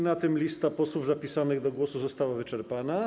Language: Polish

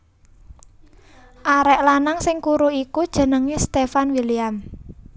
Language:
Javanese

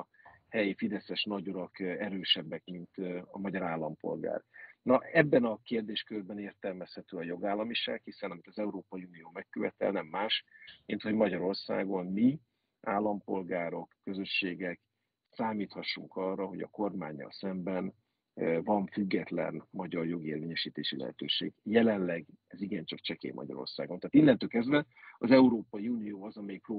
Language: Hungarian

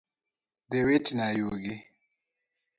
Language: Luo (Kenya and Tanzania)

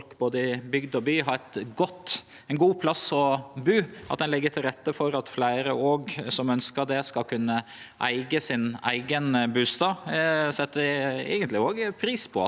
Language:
Norwegian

